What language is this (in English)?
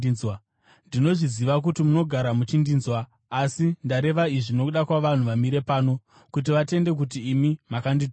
Shona